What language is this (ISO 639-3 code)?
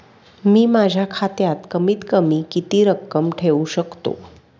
mar